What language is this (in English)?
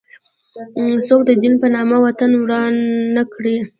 Pashto